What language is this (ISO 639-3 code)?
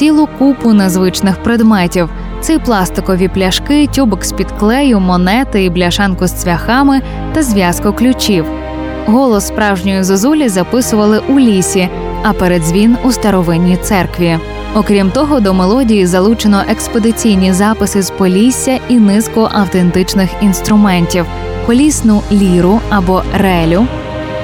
ukr